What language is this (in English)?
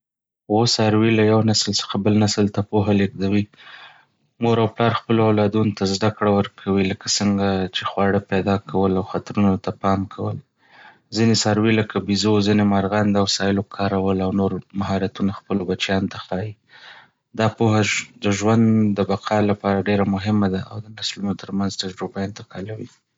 Pashto